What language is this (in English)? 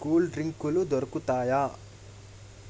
Telugu